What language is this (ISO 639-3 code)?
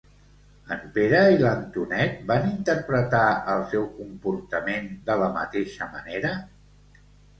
cat